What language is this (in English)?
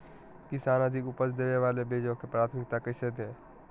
Magahi